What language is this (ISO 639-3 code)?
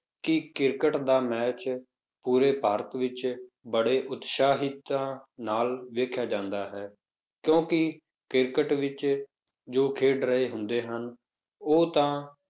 pan